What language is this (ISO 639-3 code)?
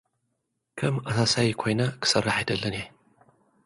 tir